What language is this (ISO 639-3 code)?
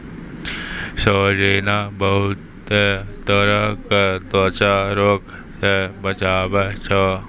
mai